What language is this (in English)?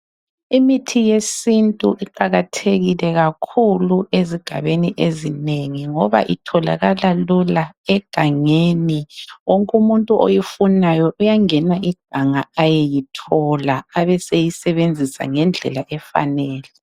North Ndebele